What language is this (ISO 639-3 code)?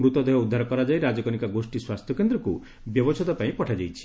ori